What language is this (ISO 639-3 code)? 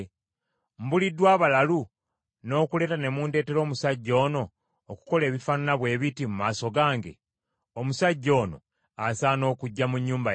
lug